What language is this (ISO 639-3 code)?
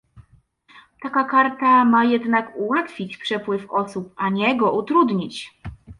pol